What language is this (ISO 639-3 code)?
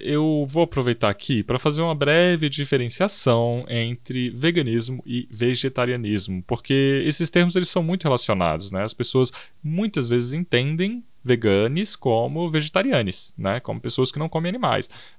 por